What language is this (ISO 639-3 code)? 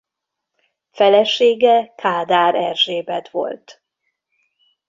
hun